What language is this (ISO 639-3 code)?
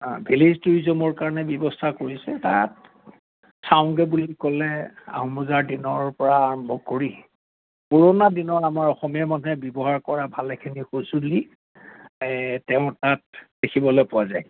asm